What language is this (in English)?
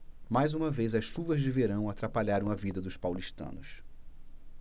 Portuguese